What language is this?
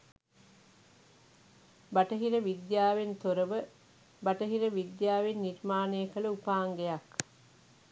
Sinhala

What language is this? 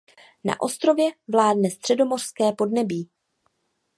Czech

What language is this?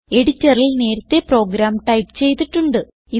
Malayalam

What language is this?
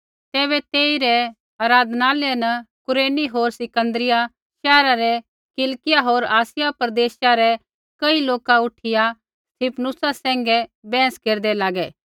Kullu Pahari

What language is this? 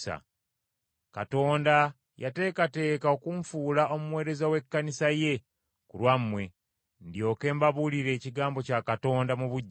Ganda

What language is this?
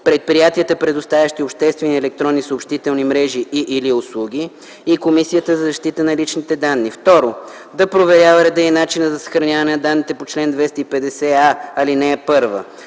Bulgarian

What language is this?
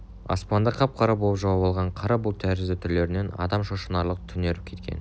Kazakh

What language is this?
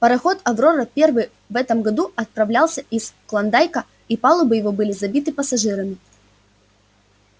Russian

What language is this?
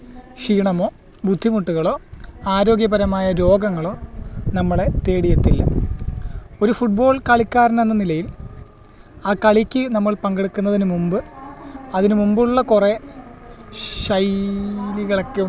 Malayalam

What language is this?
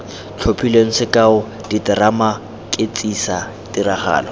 Tswana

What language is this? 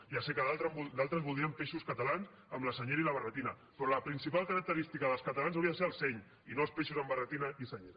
Catalan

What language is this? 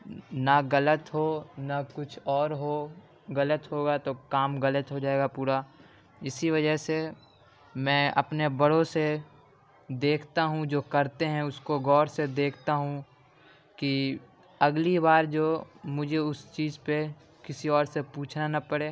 Urdu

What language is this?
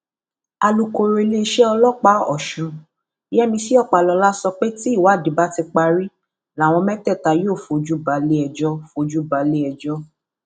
Yoruba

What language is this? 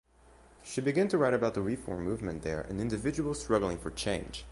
English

